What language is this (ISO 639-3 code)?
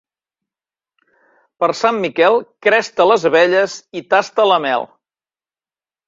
cat